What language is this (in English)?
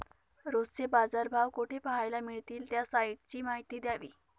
Marathi